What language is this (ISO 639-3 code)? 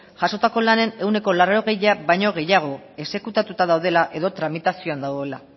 eus